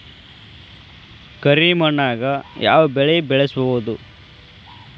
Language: Kannada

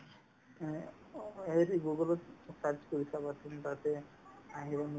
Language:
Assamese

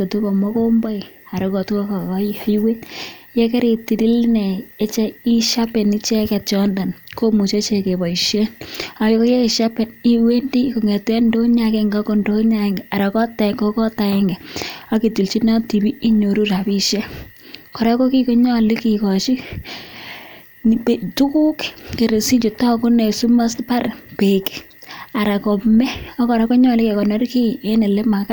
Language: Kalenjin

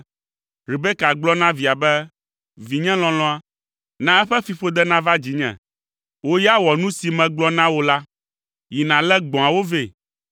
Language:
Ewe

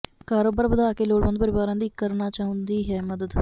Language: Punjabi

